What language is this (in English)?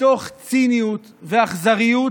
Hebrew